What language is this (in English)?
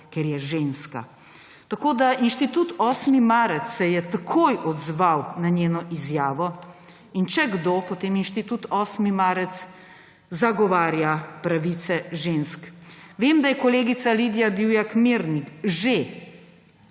Slovenian